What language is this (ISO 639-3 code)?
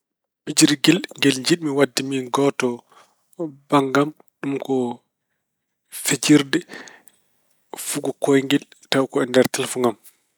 ful